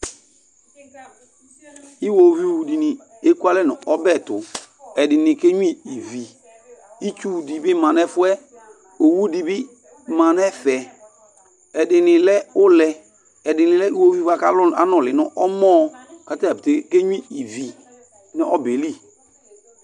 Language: Ikposo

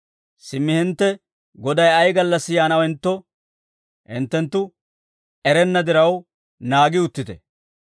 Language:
Dawro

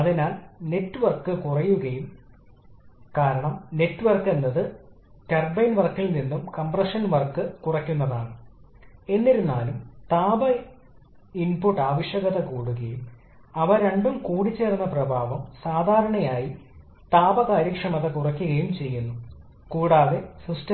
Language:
Malayalam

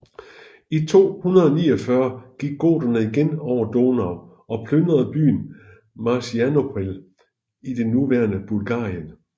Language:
Danish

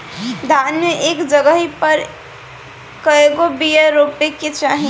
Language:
Bhojpuri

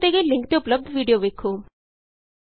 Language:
Punjabi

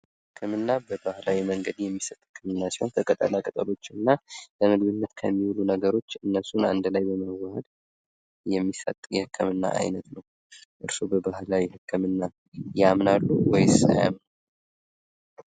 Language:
Amharic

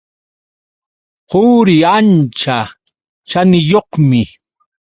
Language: Yauyos Quechua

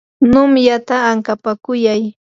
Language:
Yanahuanca Pasco Quechua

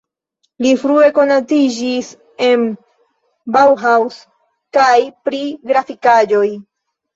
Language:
Esperanto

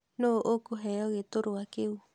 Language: Kikuyu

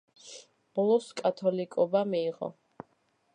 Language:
Georgian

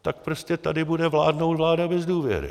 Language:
Czech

